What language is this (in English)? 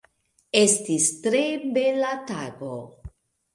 Esperanto